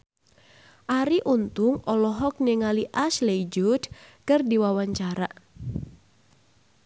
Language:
Sundanese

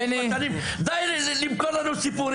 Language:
Hebrew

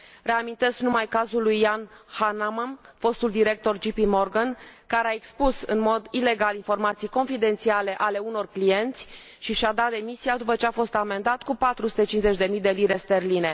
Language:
Romanian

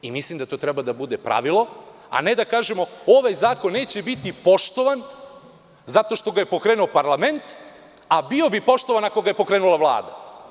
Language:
Serbian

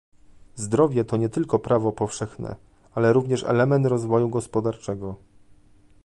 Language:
Polish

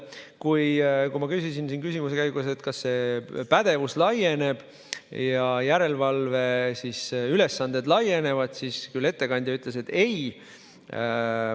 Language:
Estonian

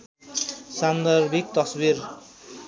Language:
Nepali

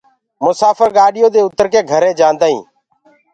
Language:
Gurgula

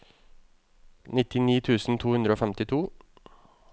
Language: Norwegian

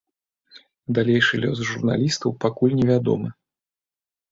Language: Belarusian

